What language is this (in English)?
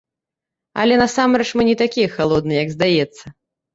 Belarusian